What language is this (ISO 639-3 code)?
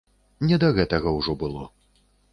bel